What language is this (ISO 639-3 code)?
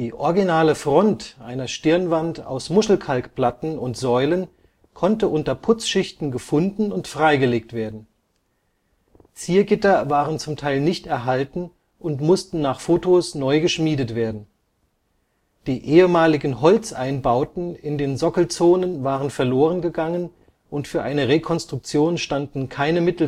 deu